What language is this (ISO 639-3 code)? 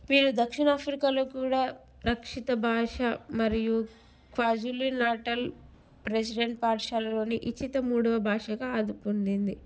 tel